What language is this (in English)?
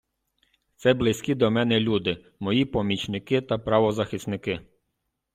Ukrainian